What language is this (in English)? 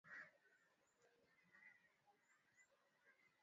Swahili